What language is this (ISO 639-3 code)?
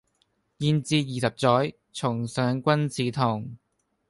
yue